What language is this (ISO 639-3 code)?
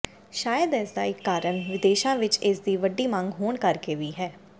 pan